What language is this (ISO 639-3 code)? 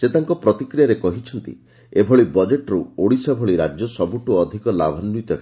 ori